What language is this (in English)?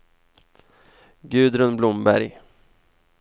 Swedish